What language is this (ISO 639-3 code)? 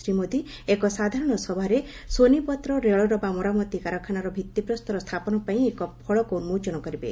ori